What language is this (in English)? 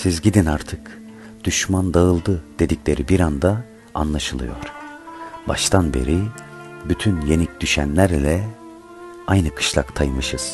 Turkish